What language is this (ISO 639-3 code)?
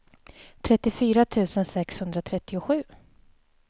swe